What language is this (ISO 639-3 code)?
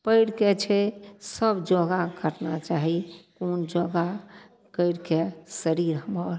mai